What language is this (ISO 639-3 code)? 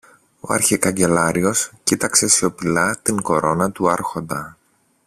ell